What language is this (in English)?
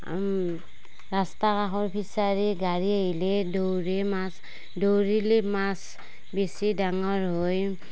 Assamese